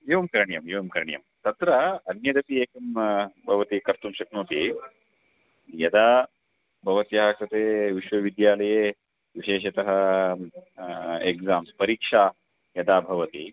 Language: Sanskrit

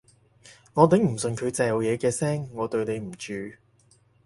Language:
Cantonese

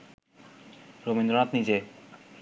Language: Bangla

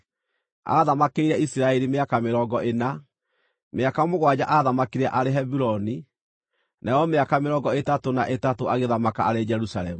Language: Kikuyu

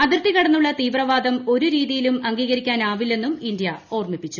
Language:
Malayalam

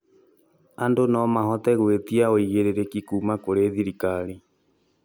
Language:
Kikuyu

